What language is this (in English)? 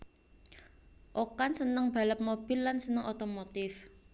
Javanese